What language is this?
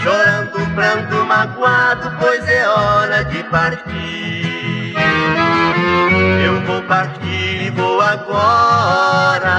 Portuguese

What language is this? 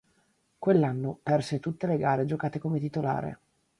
Italian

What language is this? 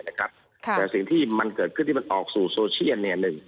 Thai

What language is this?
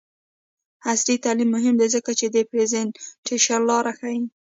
Pashto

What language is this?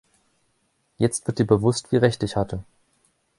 German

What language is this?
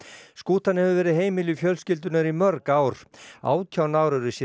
Icelandic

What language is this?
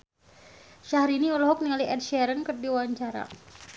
Sundanese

